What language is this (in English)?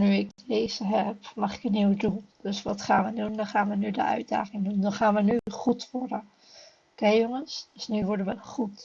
Dutch